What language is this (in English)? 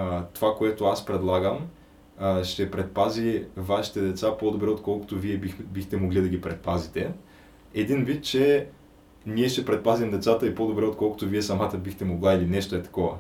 Bulgarian